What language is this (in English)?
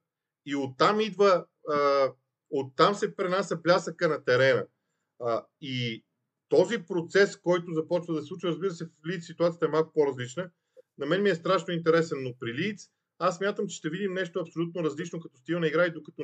Bulgarian